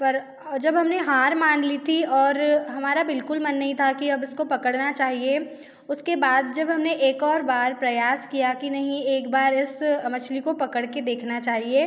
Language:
Hindi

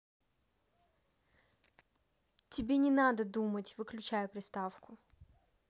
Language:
Russian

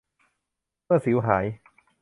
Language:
Thai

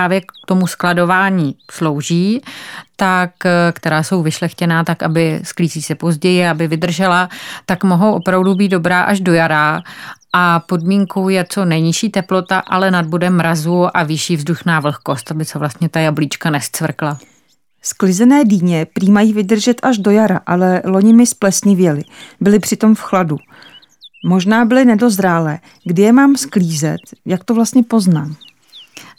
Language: Czech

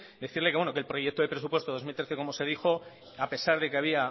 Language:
Spanish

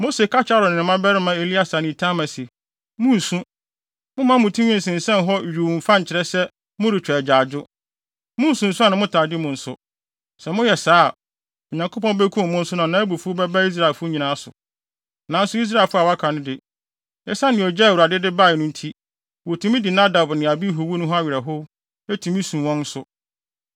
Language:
Akan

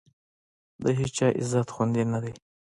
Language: Pashto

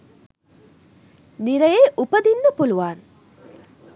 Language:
Sinhala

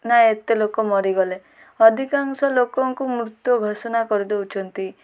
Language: Odia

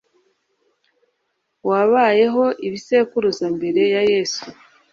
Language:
Kinyarwanda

